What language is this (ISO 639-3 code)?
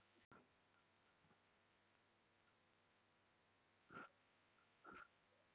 tel